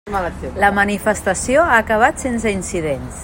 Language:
Catalan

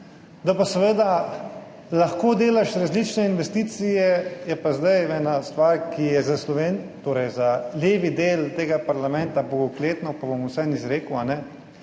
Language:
Slovenian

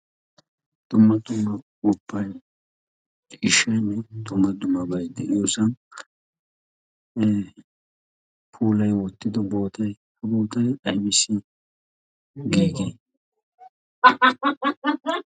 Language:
Wolaytta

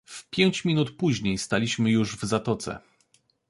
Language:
Polish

